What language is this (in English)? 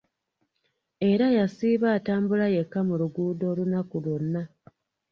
Ganda